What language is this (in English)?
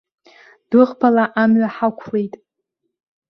Abkhazian